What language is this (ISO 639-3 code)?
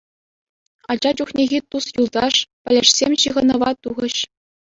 chv